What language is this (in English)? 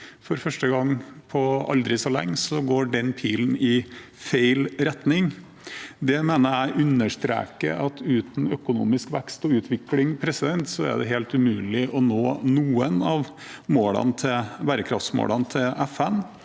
Norwegian